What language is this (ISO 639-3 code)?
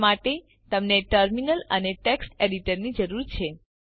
guj